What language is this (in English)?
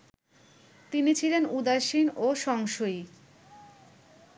Bangla